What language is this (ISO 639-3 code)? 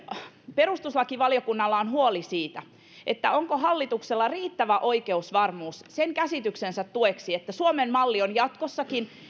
fin